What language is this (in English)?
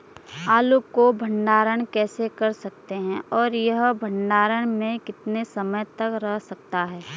Hindi